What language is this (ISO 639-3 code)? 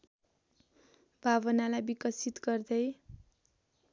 nep